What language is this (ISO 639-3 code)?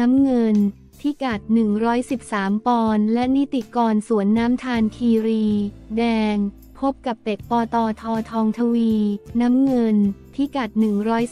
tha